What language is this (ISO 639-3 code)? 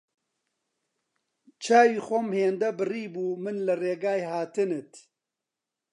ckb